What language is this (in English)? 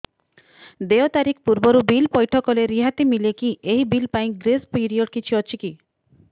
Odia